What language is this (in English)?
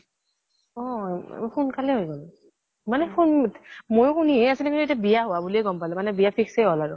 Assamese